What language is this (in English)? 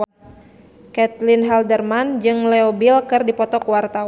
Sundanese